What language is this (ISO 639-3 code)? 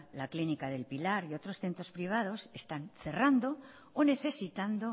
spa